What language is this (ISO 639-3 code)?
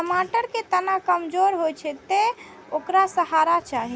mai